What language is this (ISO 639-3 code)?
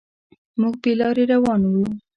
pus